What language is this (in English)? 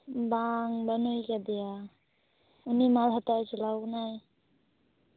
Santali